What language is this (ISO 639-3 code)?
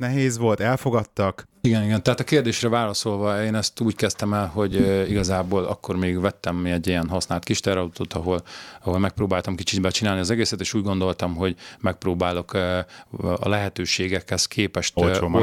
hun